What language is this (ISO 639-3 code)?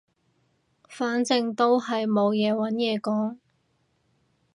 yue